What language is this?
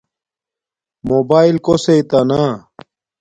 Domaaki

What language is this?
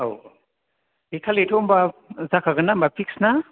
Bodo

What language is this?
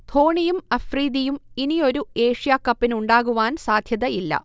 Malayalam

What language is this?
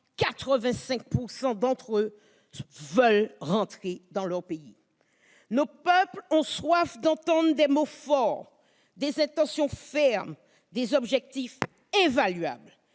French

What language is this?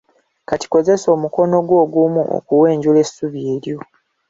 Ganda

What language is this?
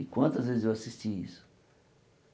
Portuguese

